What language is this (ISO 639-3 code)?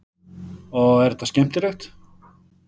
isl